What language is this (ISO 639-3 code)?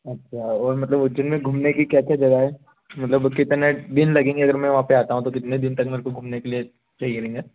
hin